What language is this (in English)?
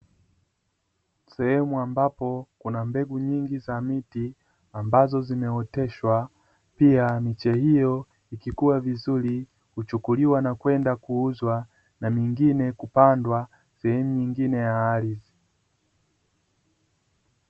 Swahili